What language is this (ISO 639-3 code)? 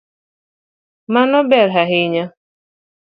luo